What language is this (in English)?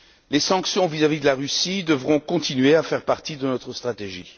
French